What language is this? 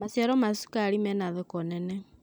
Kikuyu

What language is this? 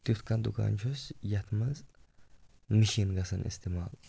Kashmiri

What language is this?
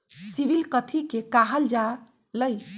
Magahi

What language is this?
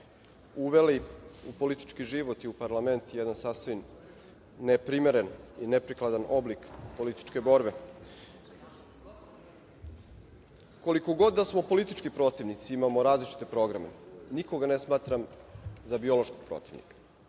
Serbian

